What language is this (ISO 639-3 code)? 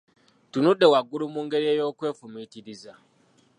lug